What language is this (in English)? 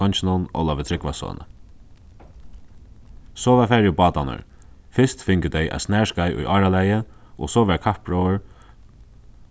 Faroese